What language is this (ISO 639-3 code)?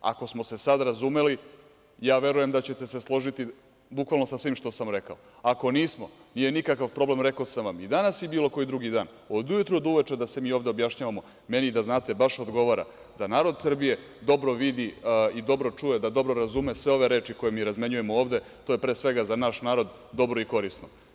srp